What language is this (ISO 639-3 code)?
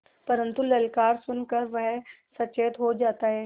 hin